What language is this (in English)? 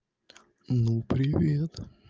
Russian